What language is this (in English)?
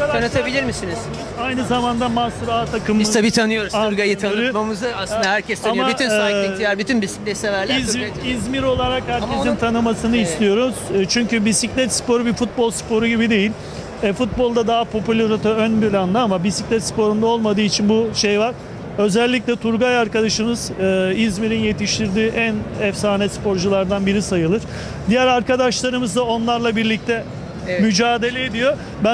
Turkish